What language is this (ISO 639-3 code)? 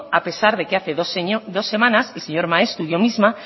spa